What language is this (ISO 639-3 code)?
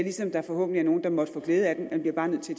dan